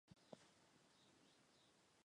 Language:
Chinese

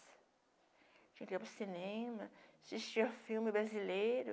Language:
Portuguese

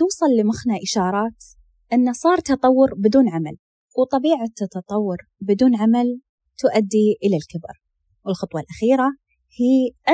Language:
Arabic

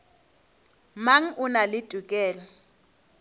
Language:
Northern Sotho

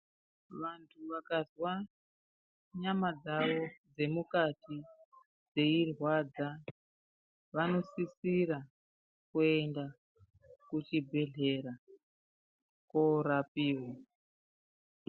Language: Ndau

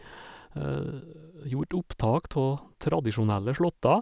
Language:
Norwegian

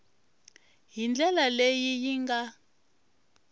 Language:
Tsonga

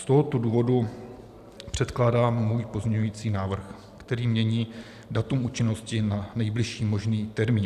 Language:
Czech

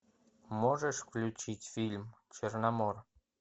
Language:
Russian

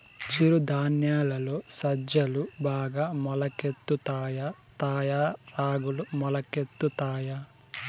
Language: Telugu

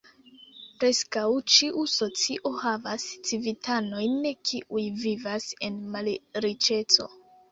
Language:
Esperanto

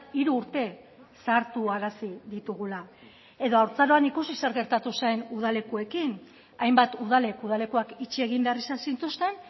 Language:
Basque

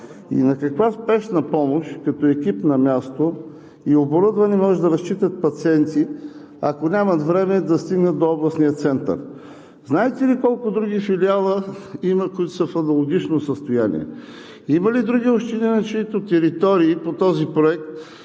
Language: Bulgarian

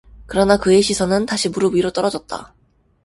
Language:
Korean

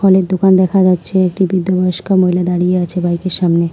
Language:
Bangla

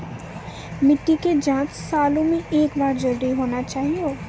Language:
Maithili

